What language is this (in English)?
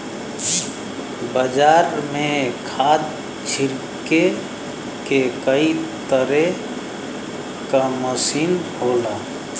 Bhojpuri